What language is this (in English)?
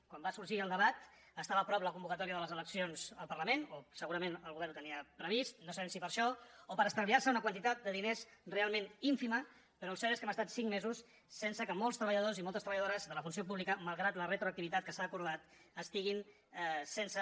Catalan